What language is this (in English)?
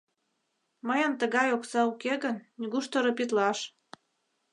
Mari